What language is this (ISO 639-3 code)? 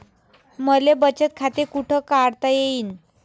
mar